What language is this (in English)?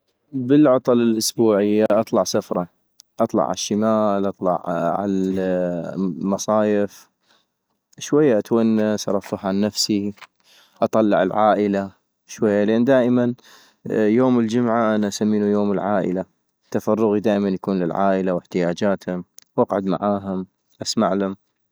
North Mesopotamian Arabic